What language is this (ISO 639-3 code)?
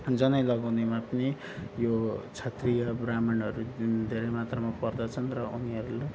nep